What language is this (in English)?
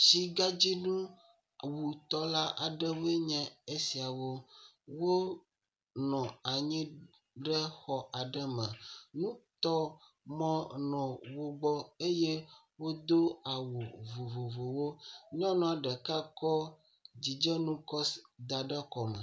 Ewe